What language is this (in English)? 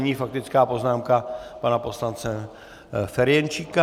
Czech